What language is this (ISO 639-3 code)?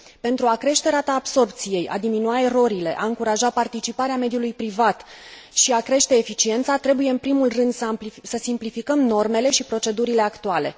ron